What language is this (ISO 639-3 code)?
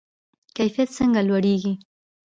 pus